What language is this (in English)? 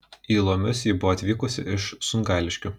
Lithuanian